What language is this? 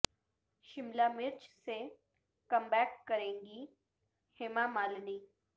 Urdu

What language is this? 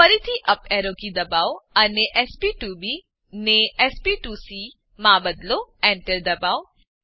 Gujarati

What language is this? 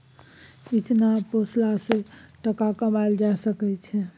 Maithili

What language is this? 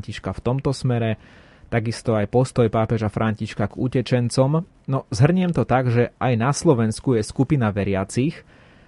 Slovak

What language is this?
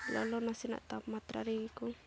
Santali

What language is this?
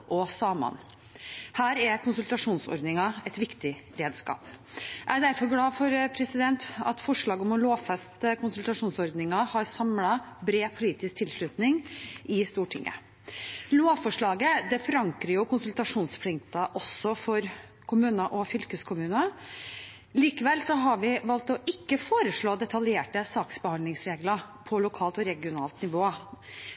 Norwegian Bokmål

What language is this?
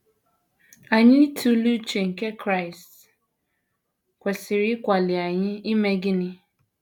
Igbo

